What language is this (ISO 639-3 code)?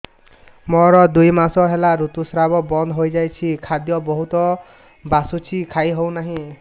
ori